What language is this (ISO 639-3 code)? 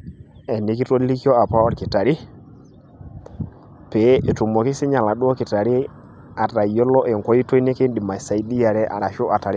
mas